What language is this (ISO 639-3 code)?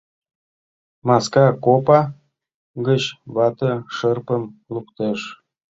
chm